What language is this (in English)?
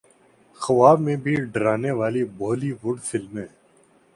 Urdu